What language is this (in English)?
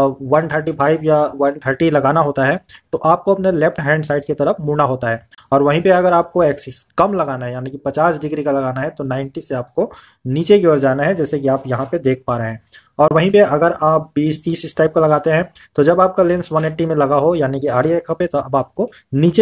Hindi